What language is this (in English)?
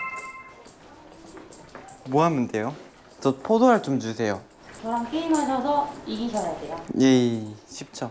Korean